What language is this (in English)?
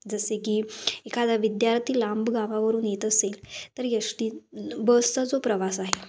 Marathi